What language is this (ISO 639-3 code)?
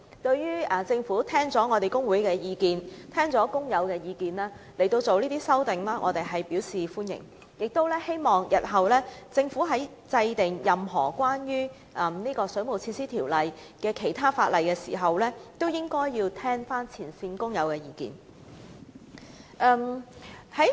yue